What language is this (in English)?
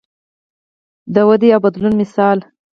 Pashto